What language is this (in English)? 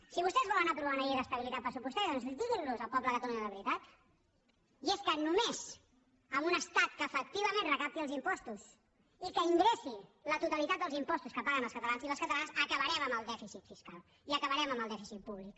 Catalan